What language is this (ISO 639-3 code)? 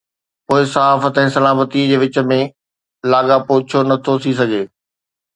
snd